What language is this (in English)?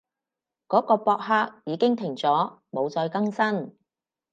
Cantonese